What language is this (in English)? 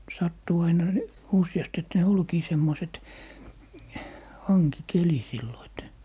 Finnish